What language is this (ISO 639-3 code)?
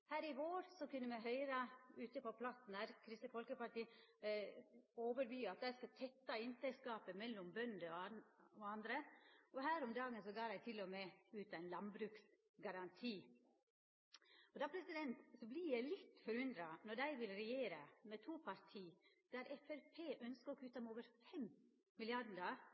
nno